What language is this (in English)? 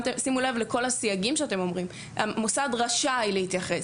Hebrew